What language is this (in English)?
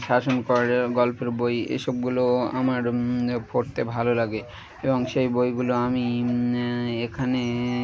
Bangla